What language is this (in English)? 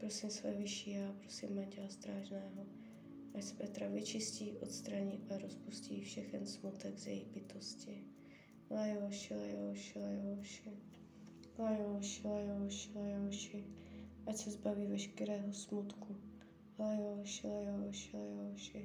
Czech